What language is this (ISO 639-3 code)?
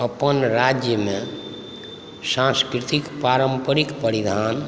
mai